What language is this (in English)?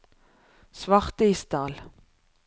Norwegian